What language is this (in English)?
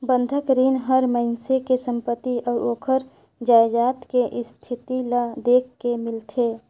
Chhattisgarhi